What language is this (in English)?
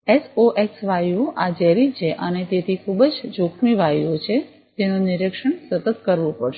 Gujarati